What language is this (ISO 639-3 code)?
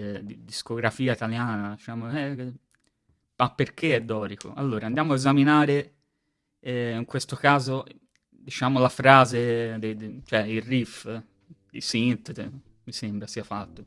ita